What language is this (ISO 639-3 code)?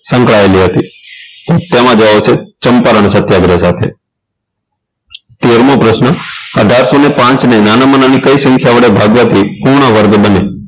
guj